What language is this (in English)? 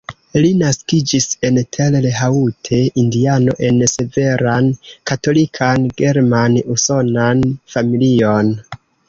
Esperanto